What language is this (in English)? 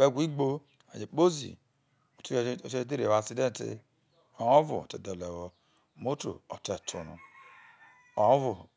Isoko